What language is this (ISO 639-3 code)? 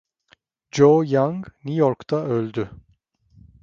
tur